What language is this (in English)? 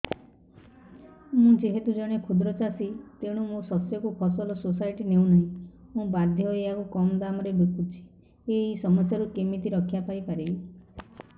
Odia